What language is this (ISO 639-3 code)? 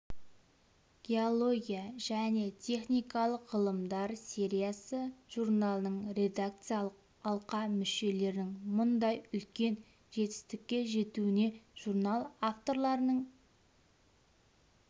kaz